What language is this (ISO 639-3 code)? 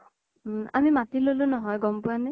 asm